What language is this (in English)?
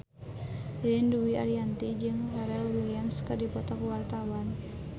Sundanese